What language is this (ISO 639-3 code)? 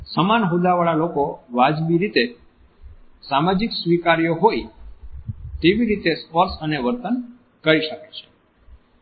guj